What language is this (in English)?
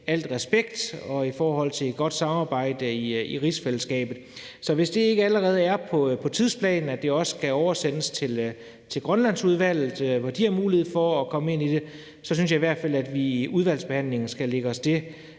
Danish